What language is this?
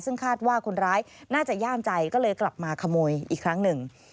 Thai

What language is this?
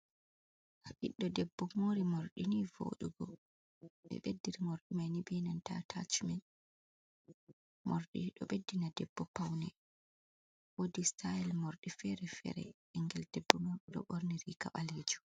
Fula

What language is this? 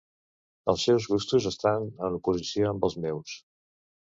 Catalan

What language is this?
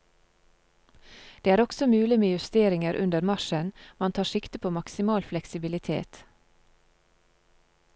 Norwegian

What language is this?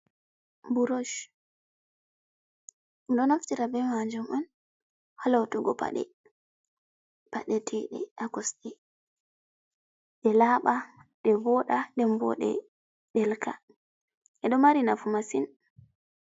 Fula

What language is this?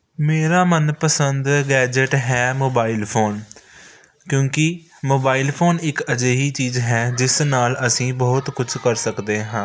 Punjabi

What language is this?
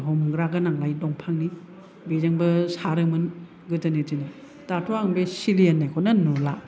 Bodo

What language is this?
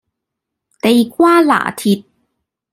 Cantonese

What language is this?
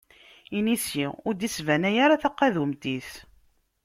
Kabyle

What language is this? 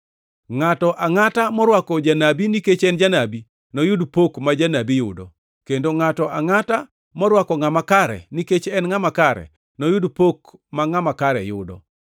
Luo (Kenya and Tanzania)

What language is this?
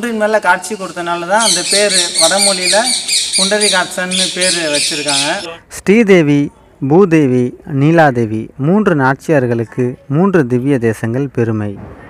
Hindi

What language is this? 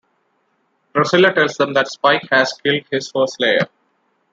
English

